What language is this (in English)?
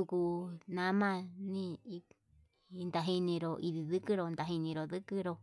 Yutanduchi Mixtec